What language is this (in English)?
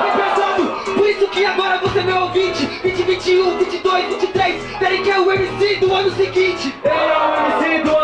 Portuguese